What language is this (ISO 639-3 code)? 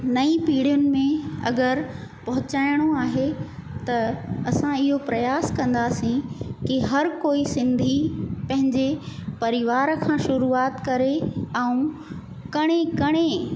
snd